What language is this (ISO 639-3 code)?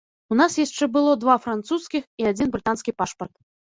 bel